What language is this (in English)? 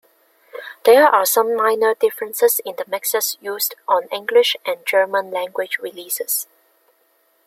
English